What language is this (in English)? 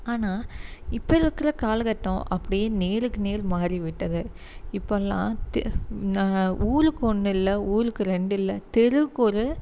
Tamil